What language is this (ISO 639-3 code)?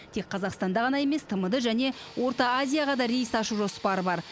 kaz